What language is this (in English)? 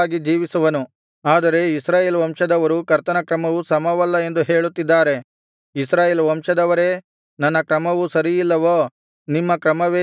Kannada